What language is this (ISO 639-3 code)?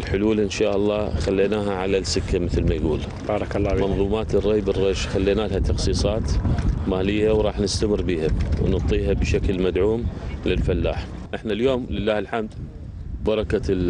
ara